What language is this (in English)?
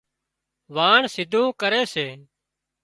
Wadiyara Koli